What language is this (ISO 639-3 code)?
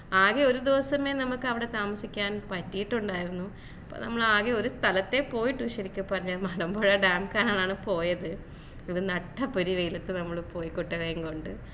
mal